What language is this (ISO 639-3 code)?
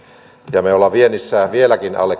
fin